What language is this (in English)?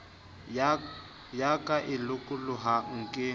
Southern Sotho